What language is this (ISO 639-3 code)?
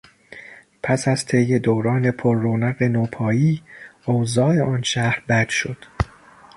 fas